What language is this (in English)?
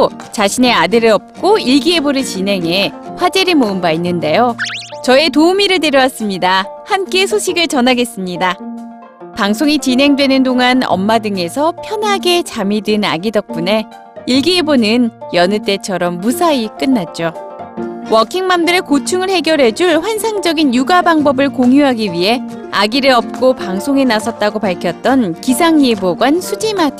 Korean